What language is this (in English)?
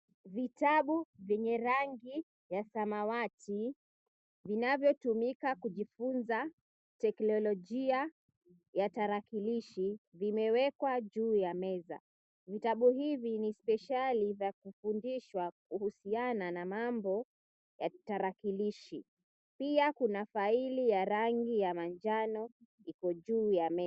Swahili